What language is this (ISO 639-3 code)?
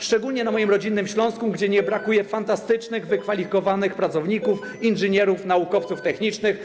pol